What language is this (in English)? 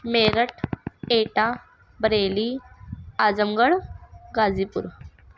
Urdu